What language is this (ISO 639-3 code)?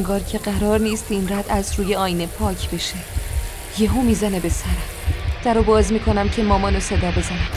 fas